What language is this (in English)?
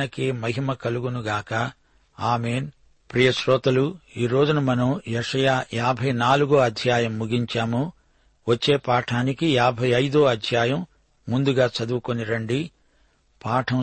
Telugu